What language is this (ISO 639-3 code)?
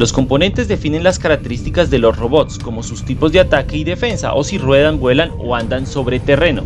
spa